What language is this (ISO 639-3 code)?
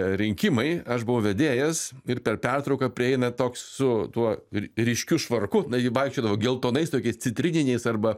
lit